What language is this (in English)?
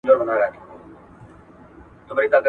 Pashto